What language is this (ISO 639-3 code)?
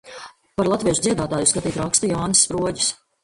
lav